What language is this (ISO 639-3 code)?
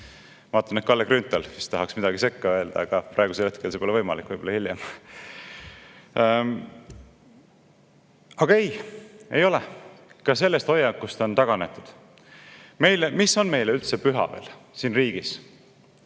est